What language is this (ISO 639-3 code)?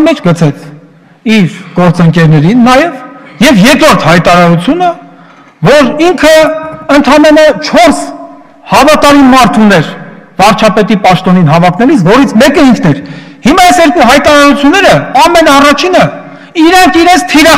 tur